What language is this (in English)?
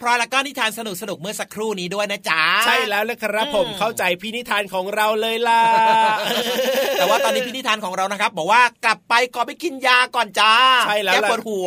Thai